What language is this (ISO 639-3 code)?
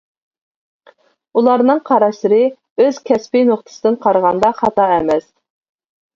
uig